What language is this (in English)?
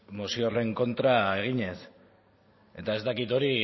Basque